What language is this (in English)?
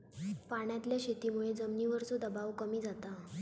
Marathi